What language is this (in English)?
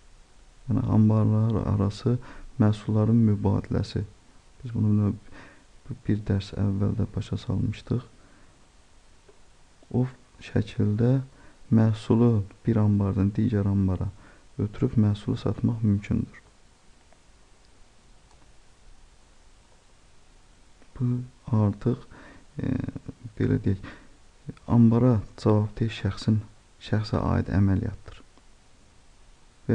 German